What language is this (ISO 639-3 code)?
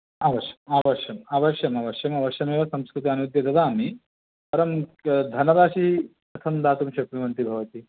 san